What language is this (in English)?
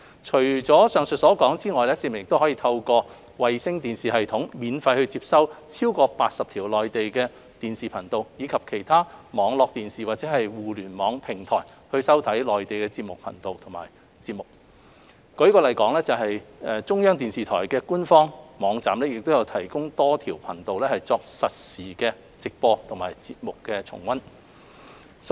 Cantonese